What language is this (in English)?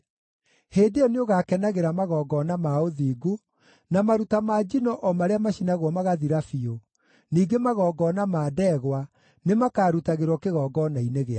Kikuyu